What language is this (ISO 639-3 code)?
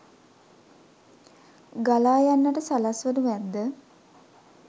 sin